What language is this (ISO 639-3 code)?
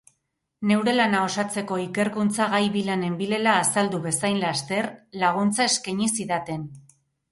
eus